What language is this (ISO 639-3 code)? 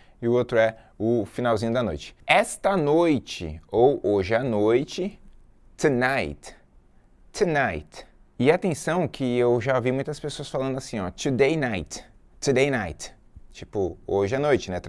por